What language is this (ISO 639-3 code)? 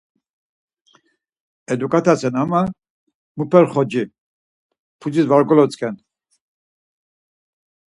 lzz